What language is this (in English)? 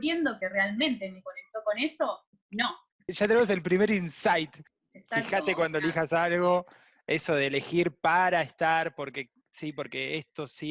Spanish